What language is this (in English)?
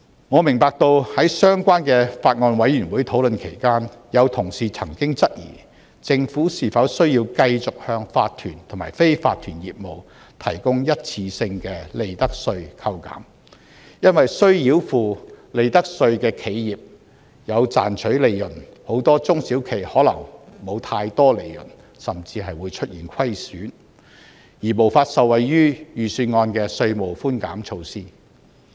Cantonese